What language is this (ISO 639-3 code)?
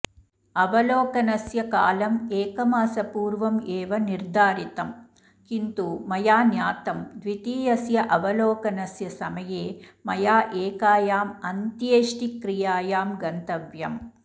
san